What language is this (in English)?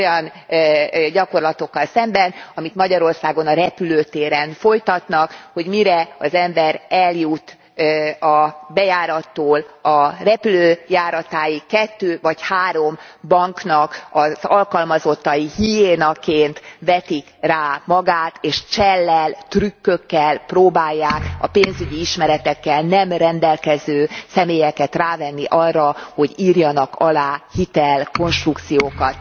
Hungarian